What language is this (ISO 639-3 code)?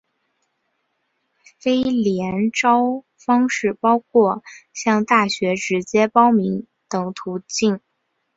zho